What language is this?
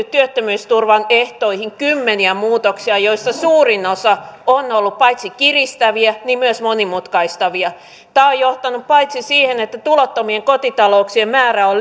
Finnish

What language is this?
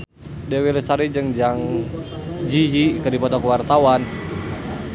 Sundanese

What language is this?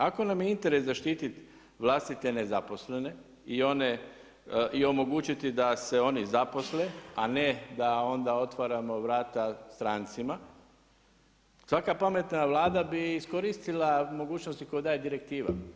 Croatian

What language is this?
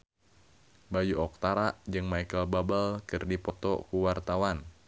Sundanese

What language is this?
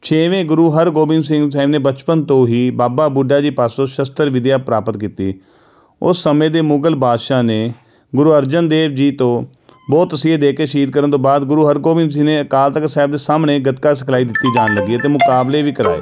Punjabi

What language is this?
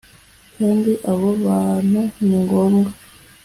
Kinyarwanda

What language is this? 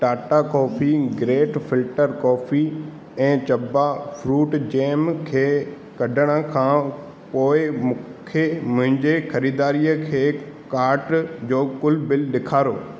Sindhi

